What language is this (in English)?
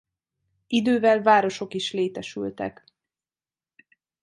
Hungarian